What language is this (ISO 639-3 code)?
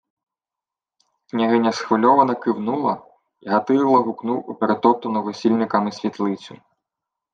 ukr